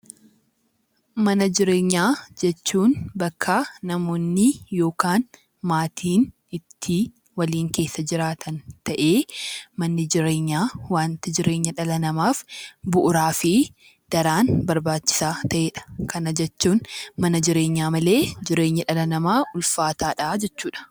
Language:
Oromo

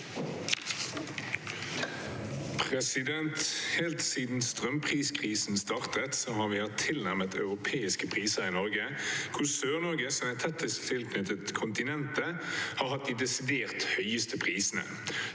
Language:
Norwegian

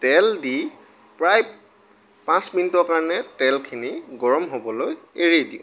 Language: Assamese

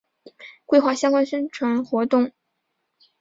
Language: Chinese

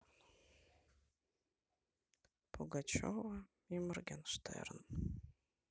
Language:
Russian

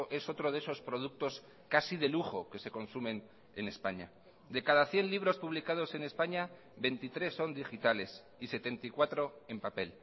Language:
Spanish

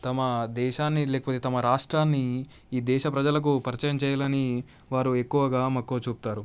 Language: Telugu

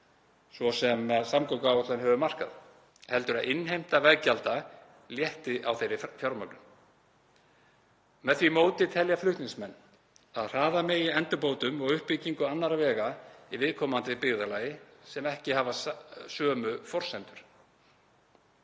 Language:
Icelandic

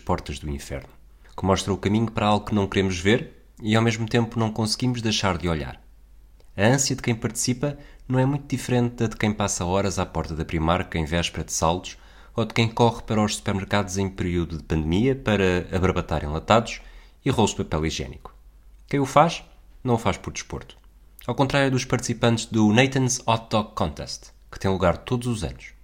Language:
Portuguese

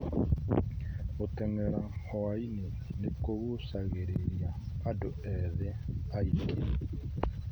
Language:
Kikuyu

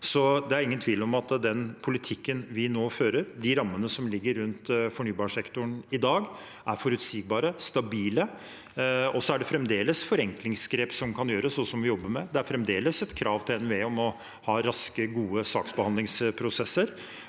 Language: Norwegian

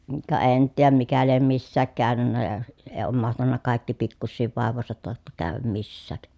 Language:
Finnish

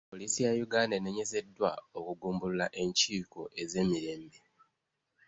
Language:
Ganda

